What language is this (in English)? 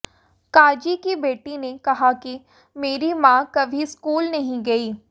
Hindi